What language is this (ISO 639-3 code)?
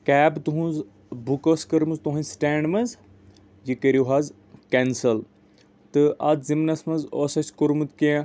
kas